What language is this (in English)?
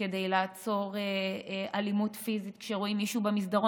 Hebrew